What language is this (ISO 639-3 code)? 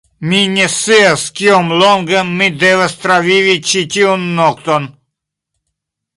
epo